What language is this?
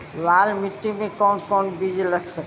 Bhojpuri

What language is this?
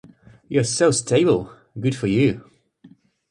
English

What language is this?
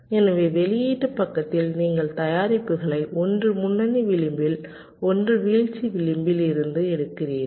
Tamil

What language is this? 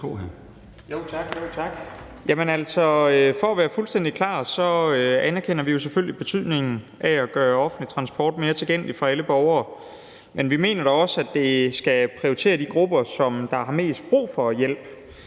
Danish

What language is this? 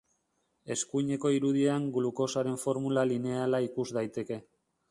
Basque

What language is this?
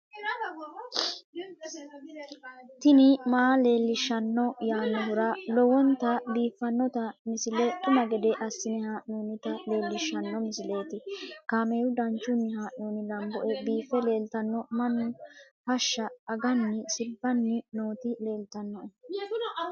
Sidamo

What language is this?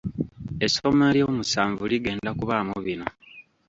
Ganda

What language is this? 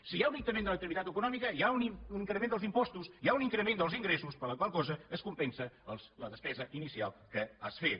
Catalan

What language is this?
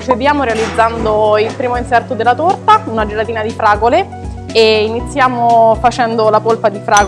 Italian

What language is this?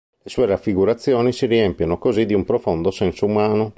Italian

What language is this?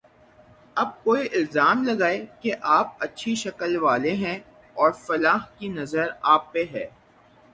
Urdu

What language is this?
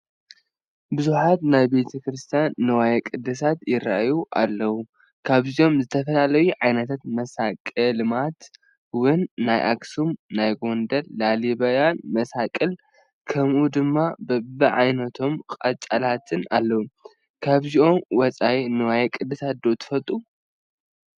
Tigrinya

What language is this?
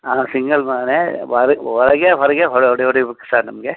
Kannada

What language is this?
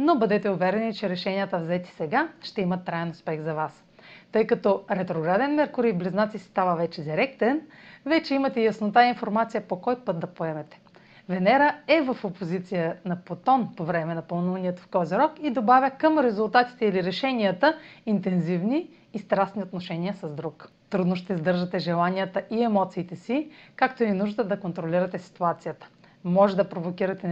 Bulgarian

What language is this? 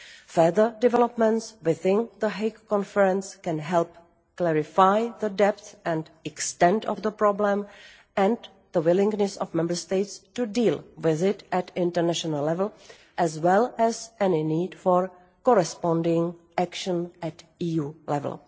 English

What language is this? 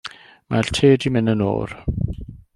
Welsh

